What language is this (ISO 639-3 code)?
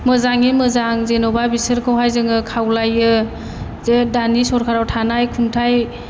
brx